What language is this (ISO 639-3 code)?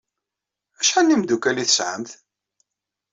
kab